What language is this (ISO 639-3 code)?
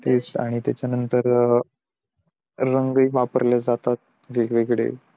mar